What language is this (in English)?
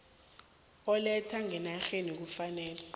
South Ndebele